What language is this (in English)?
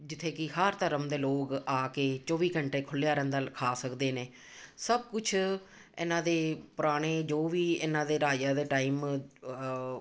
Punjabi